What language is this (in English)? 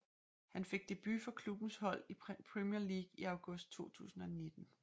Danish